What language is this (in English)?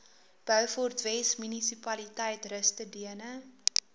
Afrikaans